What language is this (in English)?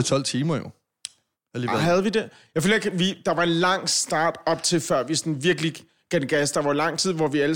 Danish